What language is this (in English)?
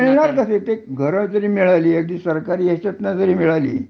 Marathi